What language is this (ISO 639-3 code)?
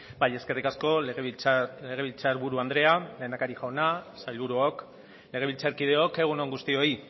eus